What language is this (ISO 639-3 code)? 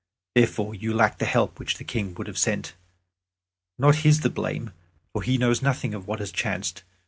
eng